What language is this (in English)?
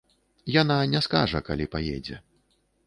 Belarusian